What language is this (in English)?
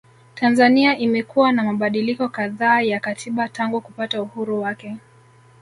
Swahili